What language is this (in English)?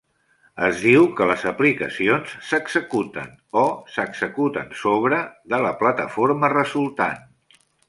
Catalan